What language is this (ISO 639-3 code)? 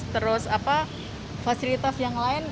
ind